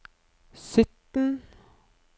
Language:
Norwegian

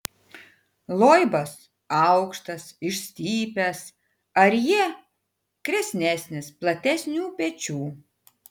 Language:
Lithuanian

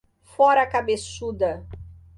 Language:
Portuguese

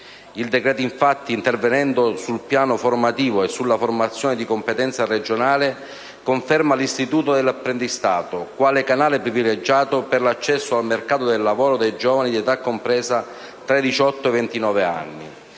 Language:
Italian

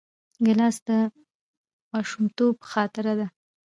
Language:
Pashto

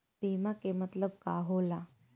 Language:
Bhojpuri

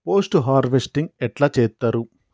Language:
Telugu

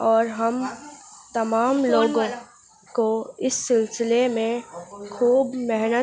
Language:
Urdu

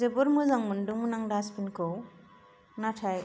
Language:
Bodo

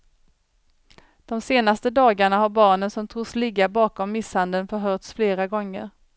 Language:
Swedish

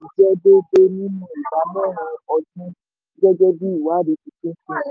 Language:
Yoruba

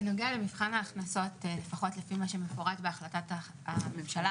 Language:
Hebrew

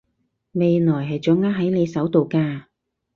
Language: Cantonese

